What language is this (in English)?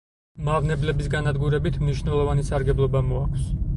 Georgian